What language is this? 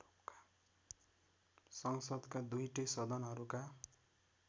Nepali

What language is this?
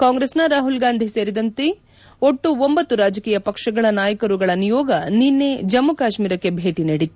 Kannada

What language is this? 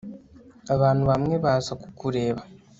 Kinyarwanda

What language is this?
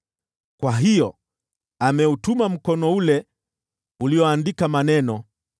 Swahili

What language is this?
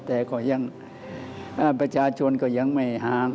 Thai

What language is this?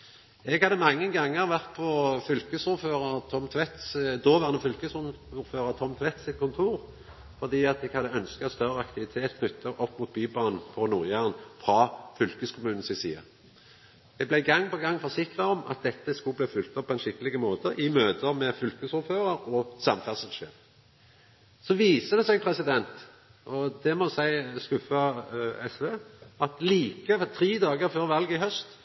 Norwegian Nynorsk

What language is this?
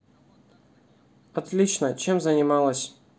Russian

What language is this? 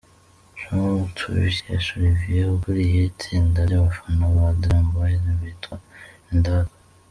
Kinyarwanda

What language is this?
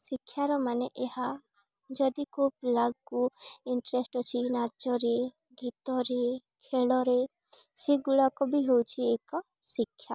Odia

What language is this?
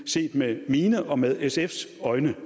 Danish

